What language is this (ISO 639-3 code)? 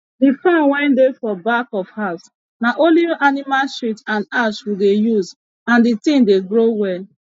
pcm